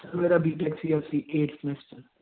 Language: Punjabi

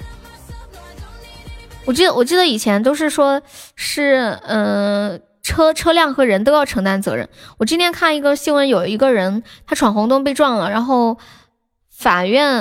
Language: Chinese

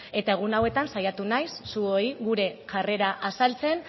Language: Basque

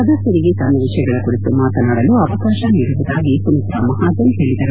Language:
Kannada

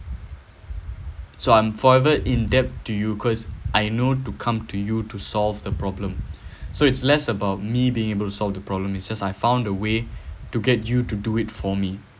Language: English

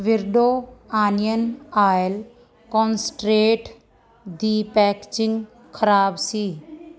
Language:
Punjabi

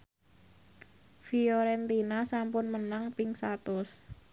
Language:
Javanese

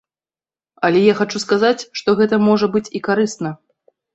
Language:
Belarusian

